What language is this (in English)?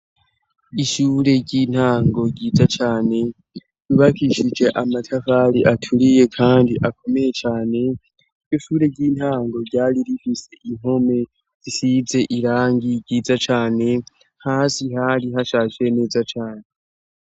Rundi